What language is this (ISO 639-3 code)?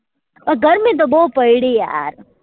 guj